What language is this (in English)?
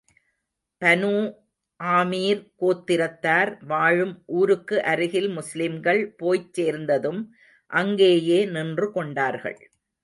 Tamil